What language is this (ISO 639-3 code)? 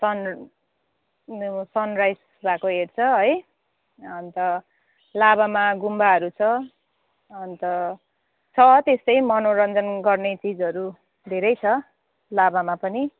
nep